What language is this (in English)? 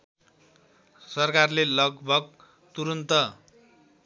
Nepali